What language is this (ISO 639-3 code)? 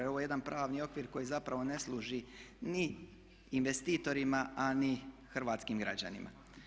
hrv